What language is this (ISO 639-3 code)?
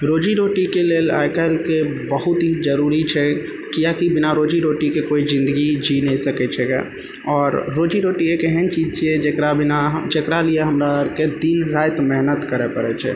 mai